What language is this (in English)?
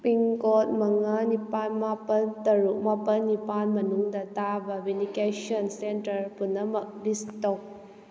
Manipuri